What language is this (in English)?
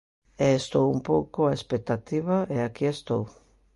Galician